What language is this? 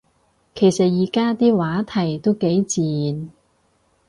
Cantonese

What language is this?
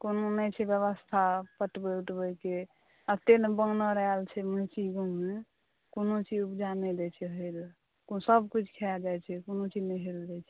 Maithili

